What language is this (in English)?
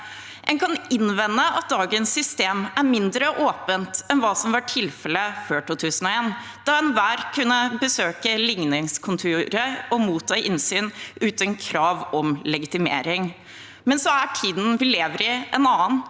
Norwegian